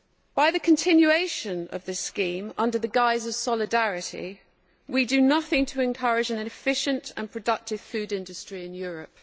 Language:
English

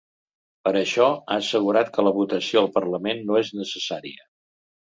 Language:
Catalan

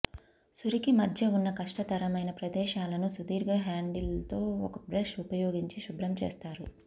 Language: Telugu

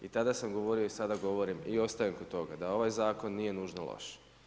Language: Croatian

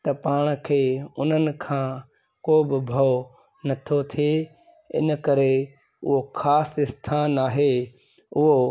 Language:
Sindhi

